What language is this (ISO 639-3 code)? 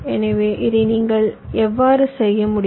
tam